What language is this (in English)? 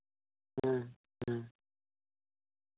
Santali